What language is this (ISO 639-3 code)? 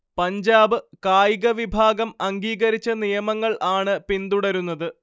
mal